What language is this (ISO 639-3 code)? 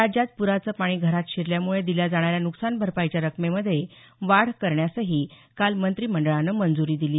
mar